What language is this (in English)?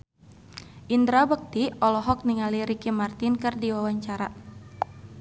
Sundanese